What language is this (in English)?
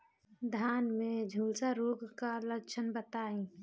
Bhojpuri